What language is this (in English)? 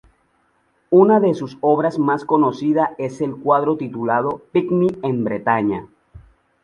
Spanish